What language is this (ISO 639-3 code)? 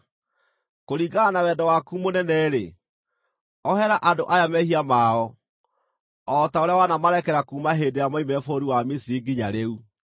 kik